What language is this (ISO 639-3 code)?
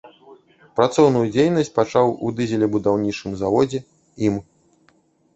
bel